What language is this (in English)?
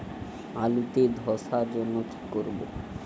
Bangla